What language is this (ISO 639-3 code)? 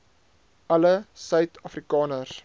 afr